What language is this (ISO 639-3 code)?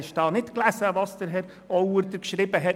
gsw